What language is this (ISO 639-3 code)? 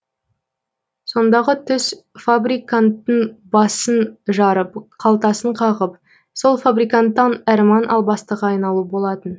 kaz